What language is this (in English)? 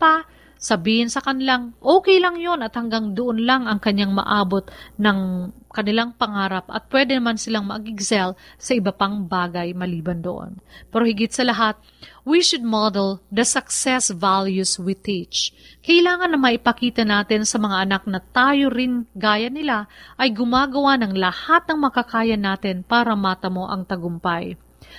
Filipino